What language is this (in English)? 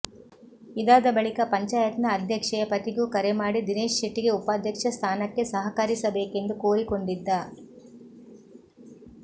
Kannada